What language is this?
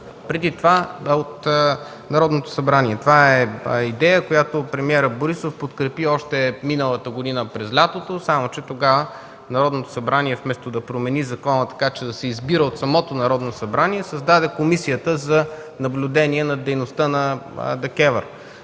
Bulgarian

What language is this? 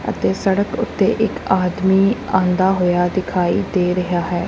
Punjabi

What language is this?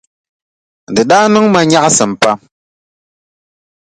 Dagbani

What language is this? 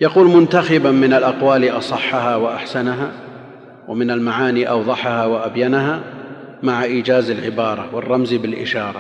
Arabic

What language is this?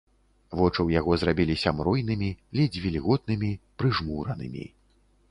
Belarusian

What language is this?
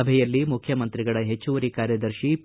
Kannada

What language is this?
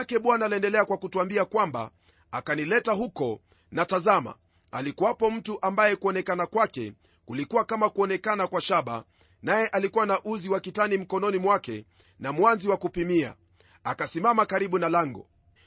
Swahili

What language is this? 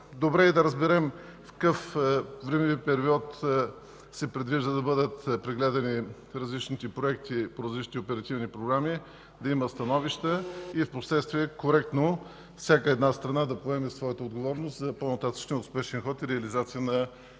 Bulgarian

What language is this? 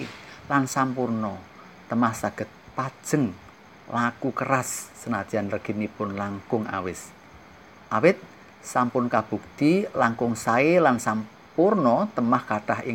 Indonesian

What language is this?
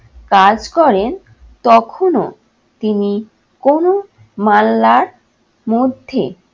Bangla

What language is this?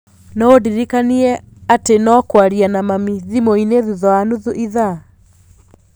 Kikuyu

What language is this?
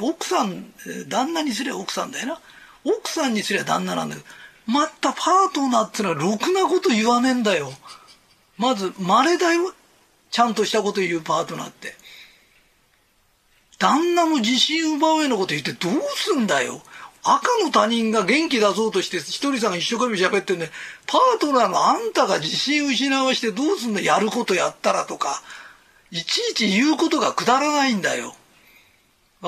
Japanese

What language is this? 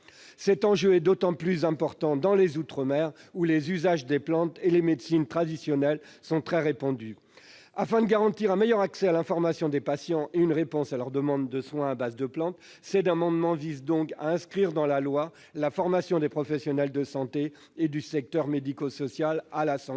French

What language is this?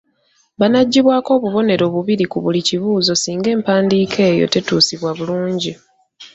Ganda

